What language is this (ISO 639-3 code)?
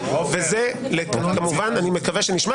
heb